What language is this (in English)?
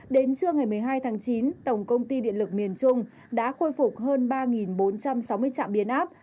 Vietnamese